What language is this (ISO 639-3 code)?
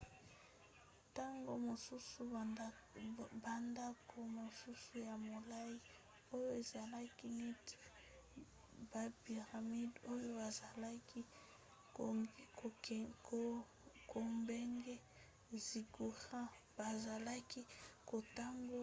lin